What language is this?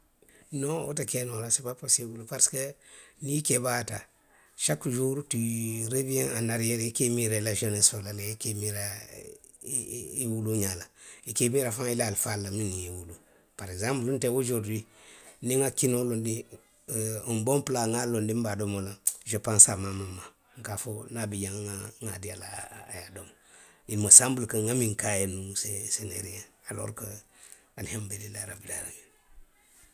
Western Maninkakan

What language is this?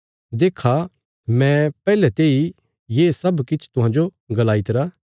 Bilaspuri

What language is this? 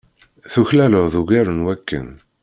Kabyle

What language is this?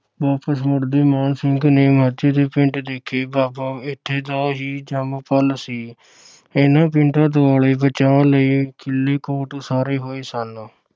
Punjabi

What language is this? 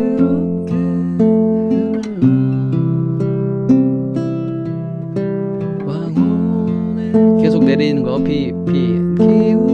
Korean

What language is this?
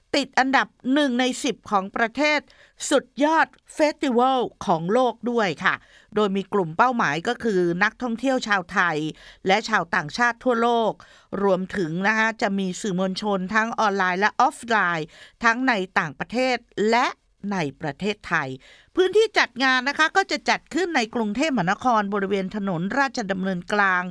Thai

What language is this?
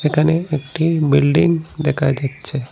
Bangla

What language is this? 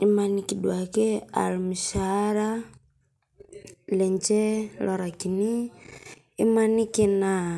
Masai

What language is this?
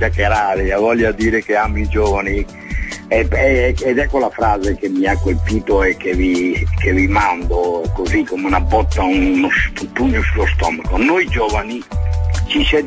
Italian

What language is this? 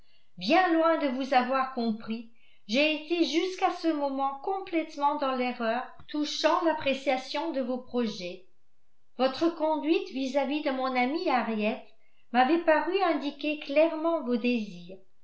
French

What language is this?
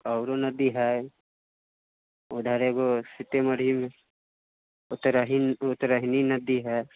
Maithili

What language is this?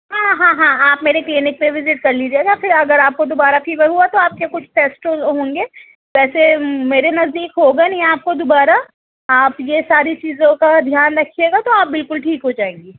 Urdu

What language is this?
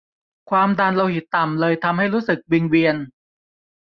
Thai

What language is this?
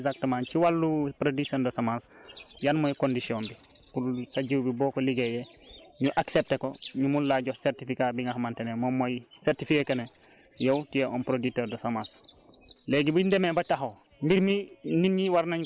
Wolof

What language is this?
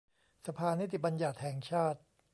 Thai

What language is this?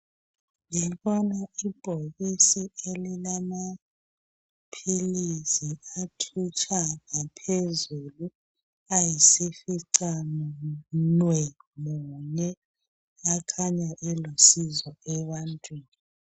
North Ndebele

